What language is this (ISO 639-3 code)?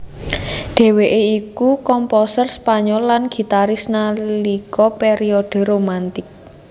jav